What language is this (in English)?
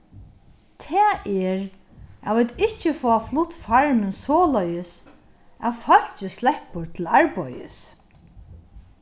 Faroese